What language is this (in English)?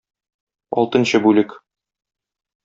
Tatar